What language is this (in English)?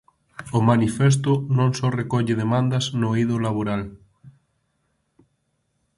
Galician